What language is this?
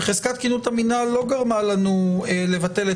Hebrew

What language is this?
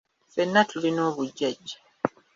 Ganda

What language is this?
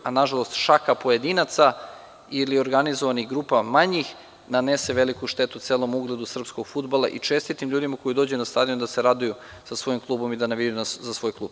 Serbian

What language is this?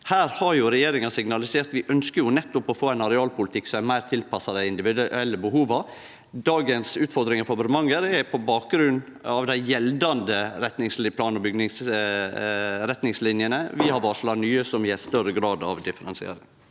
Norwegian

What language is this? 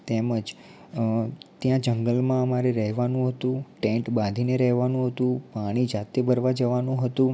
Gujarati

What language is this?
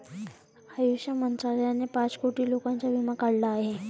Marathi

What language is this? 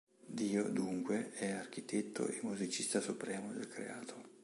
Italian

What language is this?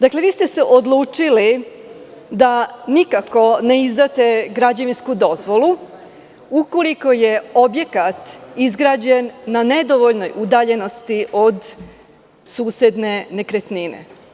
Serbian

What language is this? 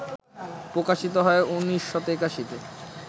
Bangla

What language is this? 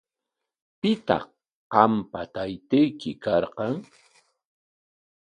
Corongo Ancash Quechua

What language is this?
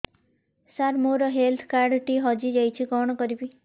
Odia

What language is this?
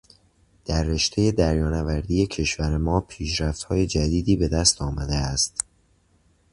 Persian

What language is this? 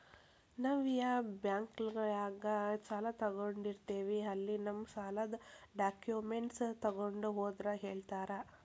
Kannada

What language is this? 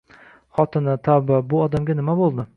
Uzbek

